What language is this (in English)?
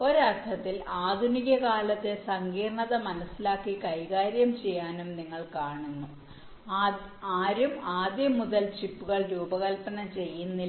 Malayalam